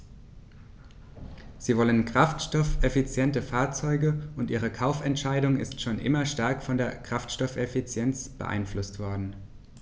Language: German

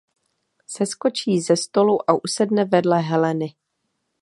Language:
Czech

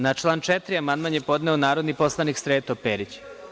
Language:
Serbian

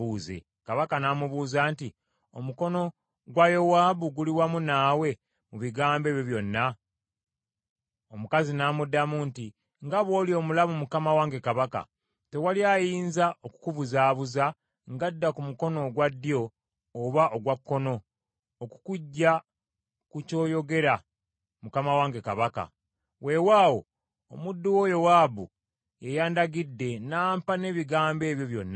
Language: Ganda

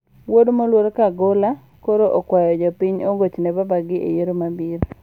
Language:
Luo (Kenya and Tanzania)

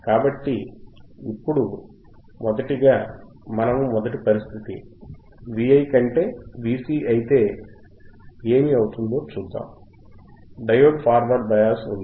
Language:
Telugu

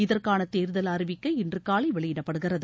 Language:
Tamil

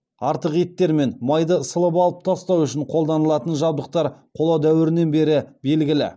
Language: Kazakh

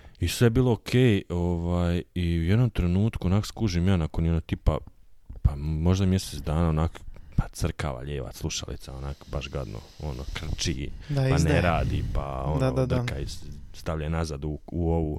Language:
Croatian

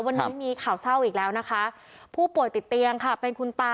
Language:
Thai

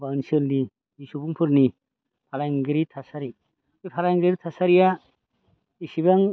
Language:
Bodo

